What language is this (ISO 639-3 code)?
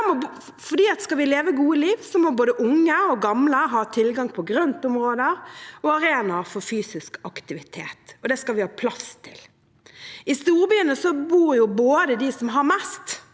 nor